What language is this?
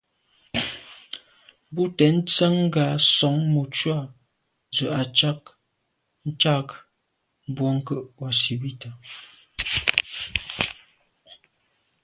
Medumba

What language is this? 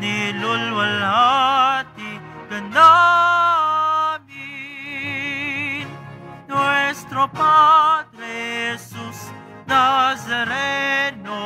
Filipino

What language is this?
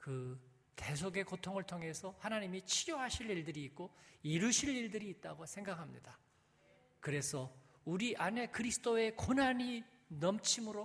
Korean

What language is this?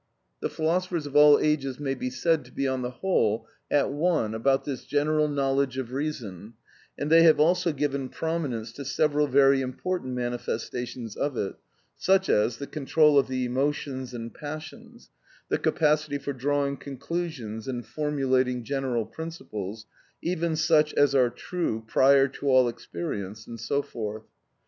English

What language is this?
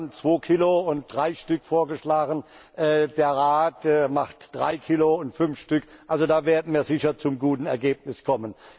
German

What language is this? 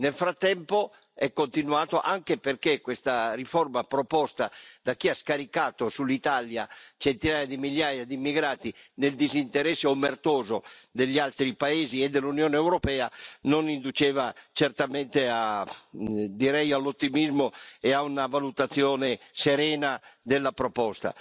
Italian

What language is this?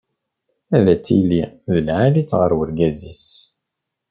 Kabyle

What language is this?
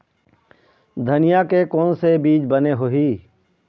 Chhattisgarhi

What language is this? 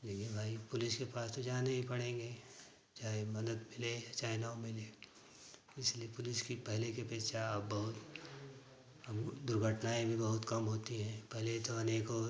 Hindi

